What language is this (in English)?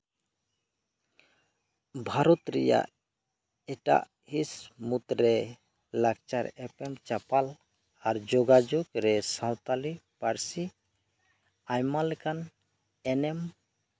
Santali